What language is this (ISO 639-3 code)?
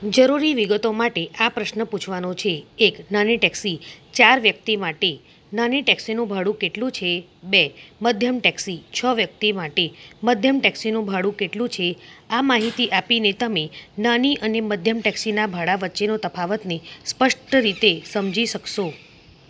guj